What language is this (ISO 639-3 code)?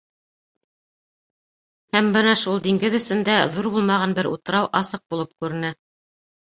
bak